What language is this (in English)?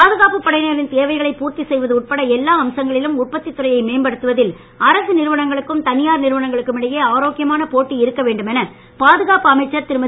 Tamil